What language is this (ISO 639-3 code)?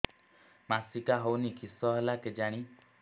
ori